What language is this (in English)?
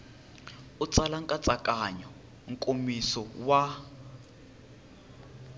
Tsonga